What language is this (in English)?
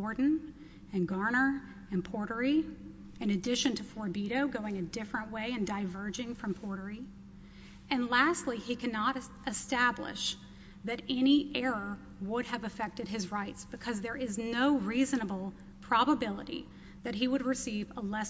English